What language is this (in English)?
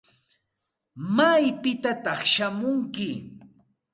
Santa Ana de Tusi Pasco Quechua